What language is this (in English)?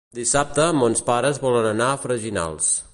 Catalan